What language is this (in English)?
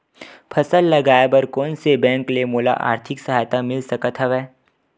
Chhattisgarhi